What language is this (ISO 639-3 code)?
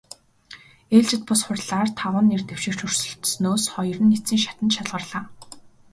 mon